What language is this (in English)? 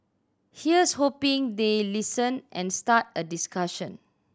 English